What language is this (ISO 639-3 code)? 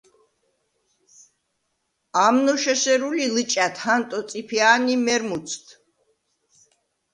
sva